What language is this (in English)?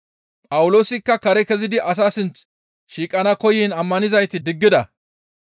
Gamo